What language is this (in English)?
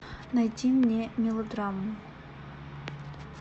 Russian